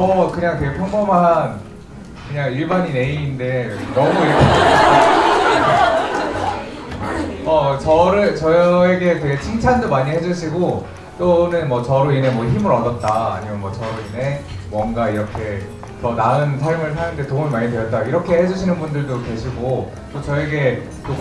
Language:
Korean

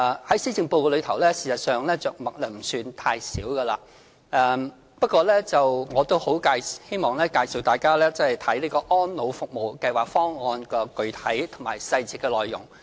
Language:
Cantonese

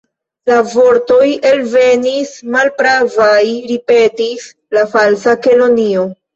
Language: Esperanto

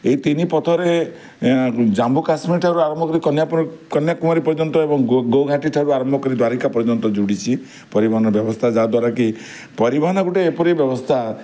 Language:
Odia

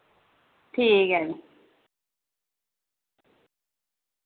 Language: Dogri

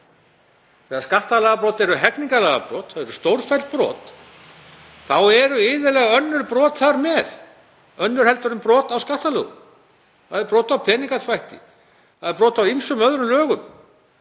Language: Icelandic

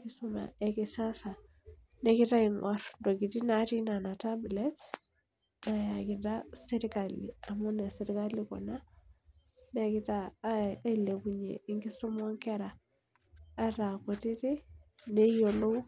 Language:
Masai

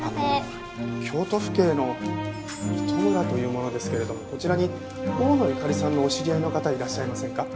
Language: Japanese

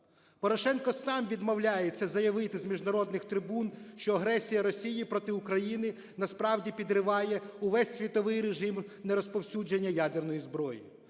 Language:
Ukrainian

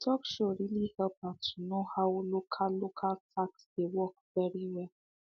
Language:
Nigerian Pidgin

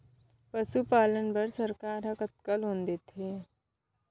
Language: Chhattisgarhi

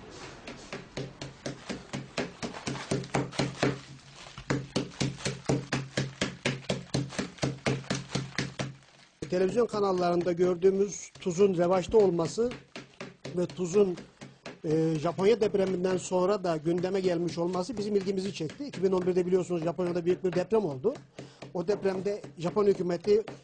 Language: Turkish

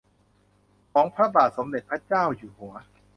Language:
Thai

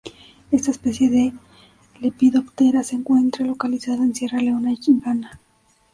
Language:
Spanish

